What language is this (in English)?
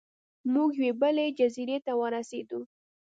Pashto